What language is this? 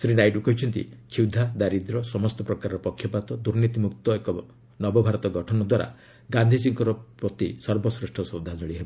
Odia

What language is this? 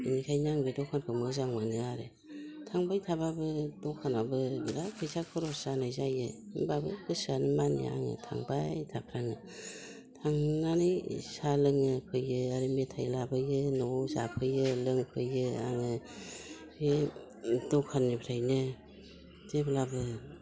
Bodo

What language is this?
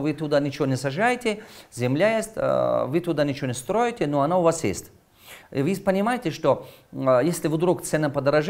Russian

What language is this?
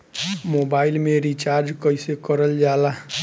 Bhojpuri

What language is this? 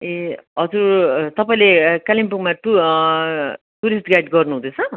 Nepali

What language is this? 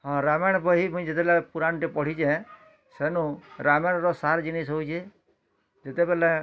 Odia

